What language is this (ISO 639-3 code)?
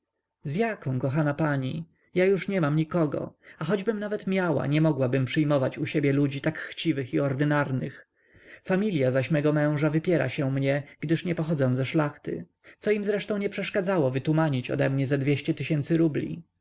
pol